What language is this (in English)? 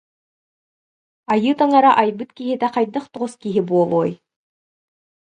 Yakut